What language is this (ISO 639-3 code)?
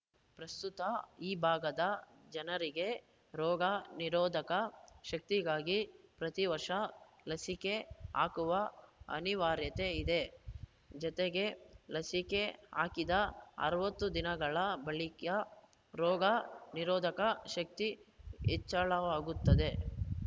kan